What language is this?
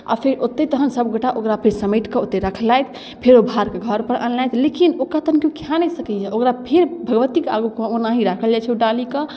Maithili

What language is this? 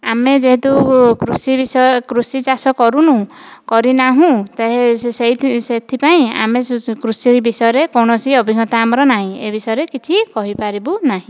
Odia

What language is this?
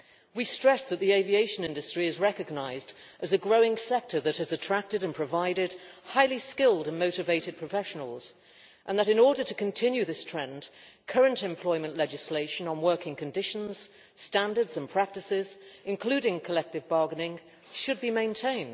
English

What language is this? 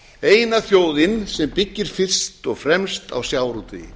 Icelandic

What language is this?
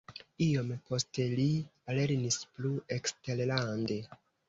Esperanto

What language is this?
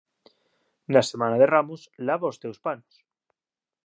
Galician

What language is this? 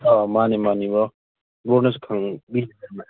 Manipuri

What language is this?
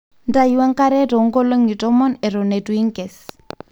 Masai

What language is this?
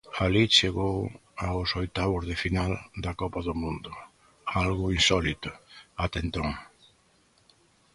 Galician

